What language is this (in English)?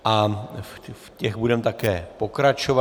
Czech